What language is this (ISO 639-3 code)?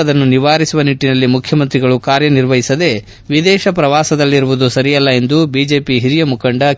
kan